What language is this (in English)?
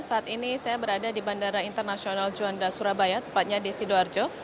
Indonesian